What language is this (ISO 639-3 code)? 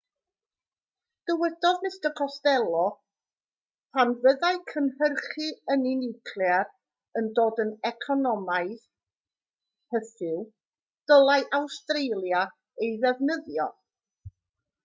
cym